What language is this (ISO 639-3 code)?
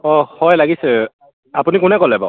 asm